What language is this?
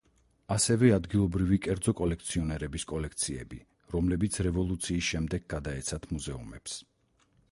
Georgian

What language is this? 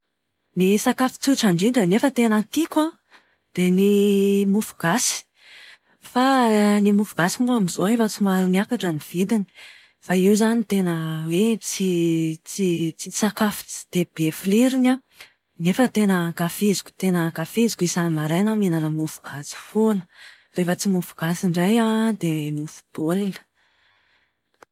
Malagasy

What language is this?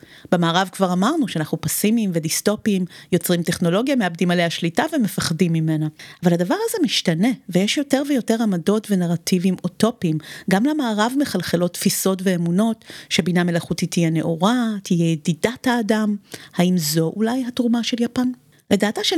Hebrew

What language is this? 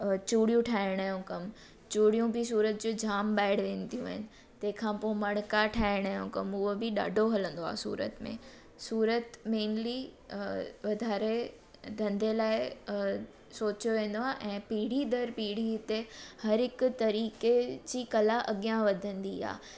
Sindhi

